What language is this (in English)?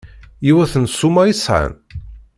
Kabyle